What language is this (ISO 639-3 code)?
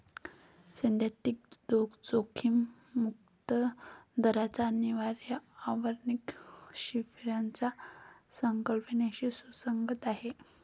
mar